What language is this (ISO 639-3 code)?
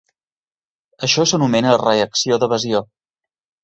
cat